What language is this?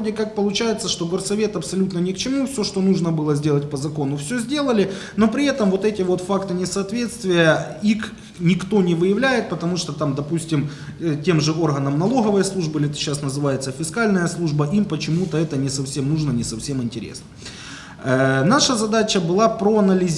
Russian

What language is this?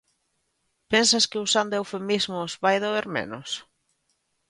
Galician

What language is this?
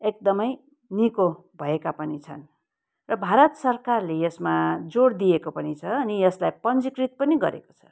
Nepali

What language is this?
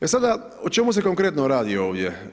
Croatian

